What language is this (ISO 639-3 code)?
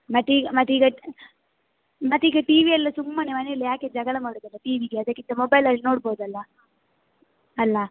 kan